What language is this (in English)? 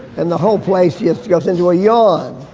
English